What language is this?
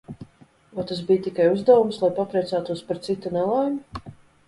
Latvian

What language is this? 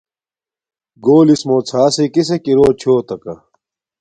Domaaki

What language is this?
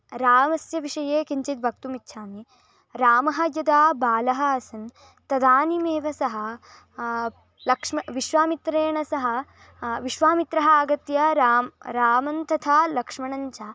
Sanskrit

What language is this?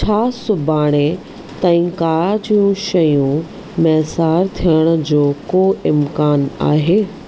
Sindhi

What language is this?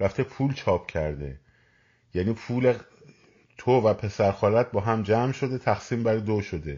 Persian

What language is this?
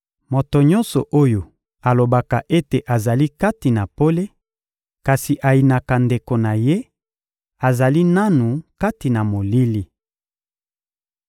Lingala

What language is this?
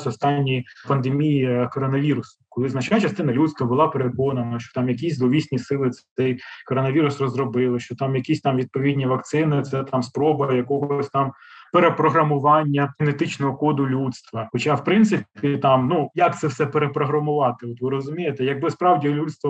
Ukrainian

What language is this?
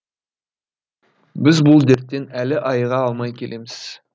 Kazakh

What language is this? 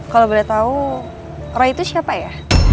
Indonesian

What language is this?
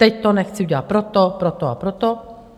Czech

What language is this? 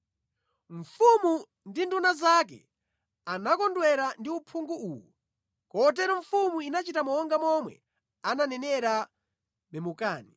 Nyanja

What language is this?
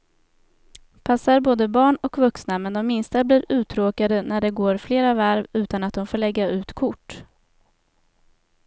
Swedish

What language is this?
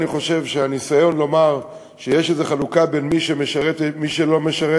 Hebrew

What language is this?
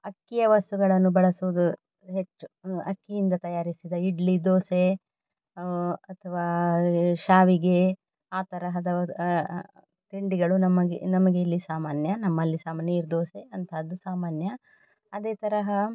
Kannada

